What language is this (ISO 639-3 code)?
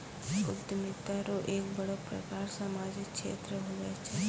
mai